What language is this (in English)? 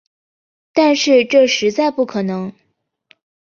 Chinese